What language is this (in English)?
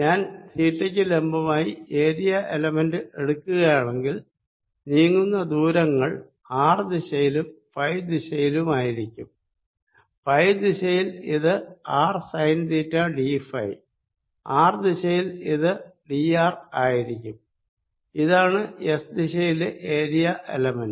Malayalam